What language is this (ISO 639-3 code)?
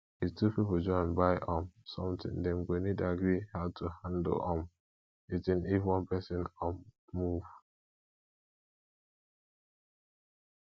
pcm